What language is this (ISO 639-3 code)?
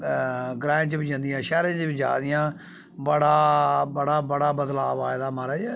doi